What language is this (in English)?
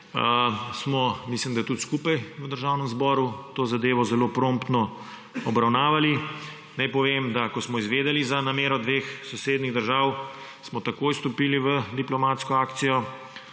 Slovenian